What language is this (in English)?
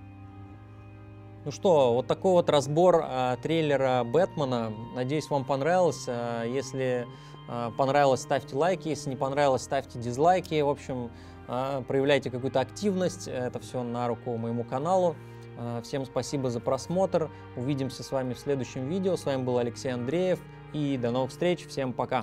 Russian